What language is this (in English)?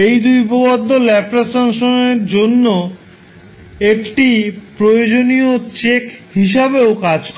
Bangla